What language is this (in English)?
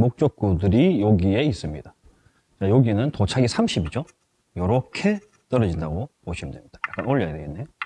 Korean